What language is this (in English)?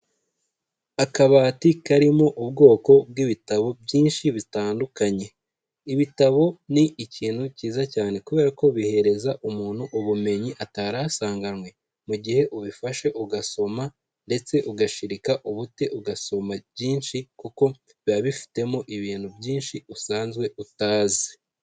Kinyarwanda